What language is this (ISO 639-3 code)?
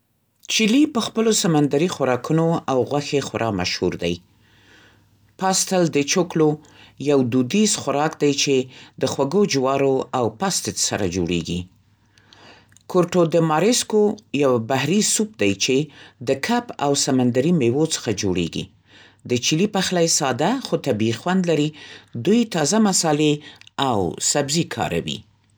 pst